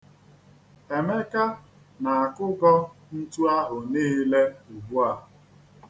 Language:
Igbo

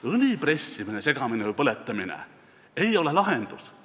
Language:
Estonian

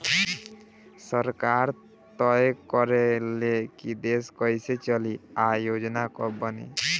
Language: Bhojpuri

